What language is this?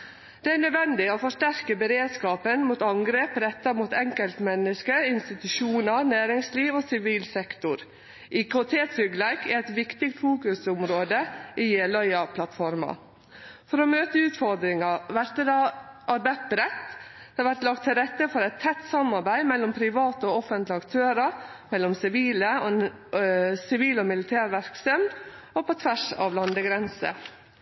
Norwegian Nynorsk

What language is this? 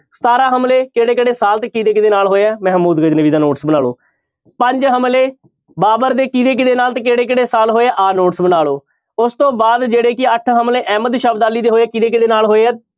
Punjabi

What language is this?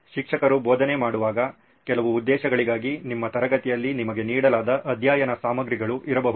Kannada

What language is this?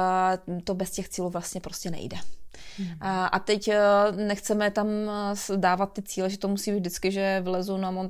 Czech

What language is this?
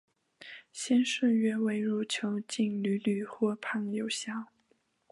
Chinese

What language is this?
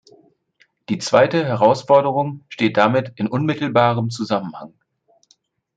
German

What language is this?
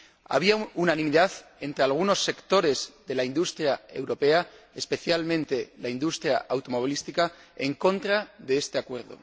Spanish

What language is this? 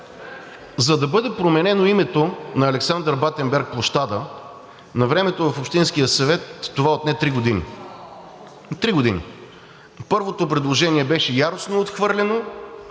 Bulgarian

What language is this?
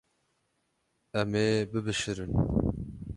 Kurdish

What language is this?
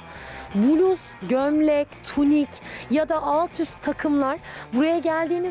Turkish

